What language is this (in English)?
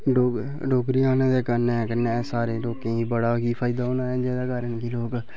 Dogri